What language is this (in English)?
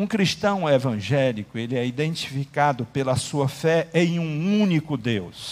Portuguese